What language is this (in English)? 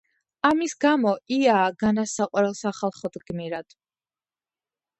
Georgian